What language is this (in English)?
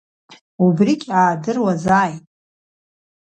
Abkhazian